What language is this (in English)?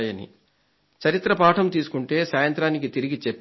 Telugu